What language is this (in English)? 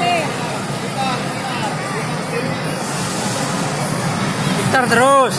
Indonesian